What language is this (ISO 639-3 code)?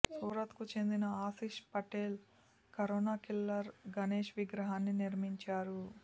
tel